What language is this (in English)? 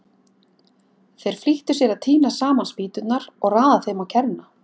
Icelandic